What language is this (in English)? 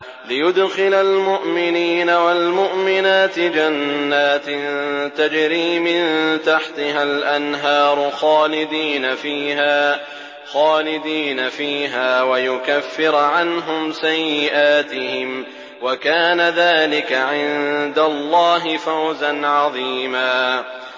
Arabic